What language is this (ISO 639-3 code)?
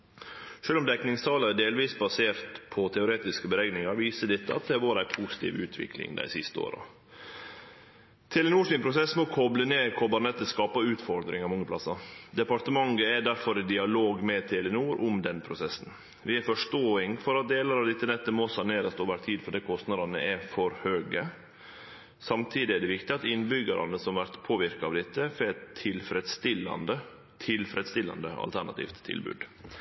nno